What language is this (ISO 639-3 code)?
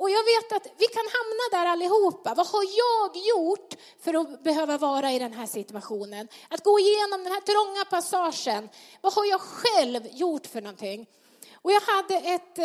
swe